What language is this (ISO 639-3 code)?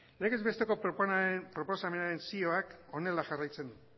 eus